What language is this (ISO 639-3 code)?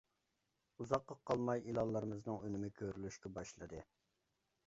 uig